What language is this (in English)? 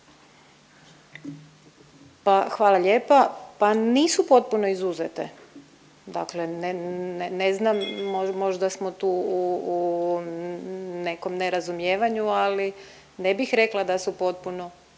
Croatian